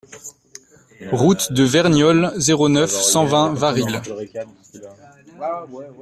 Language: French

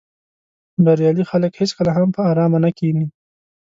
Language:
Pashto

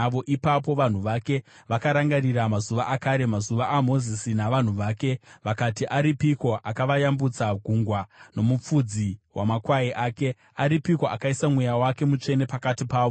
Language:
Shona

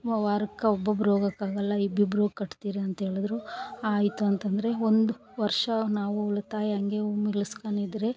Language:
Kannada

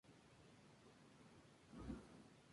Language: Spanish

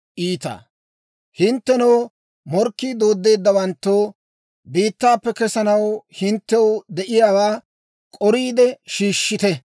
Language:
Dawro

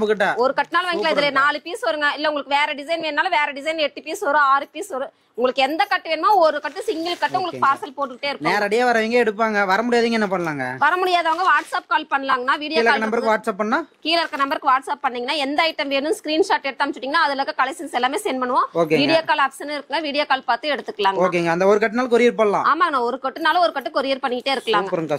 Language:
Tamil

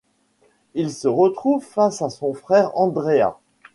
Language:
French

